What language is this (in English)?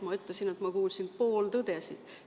Estonian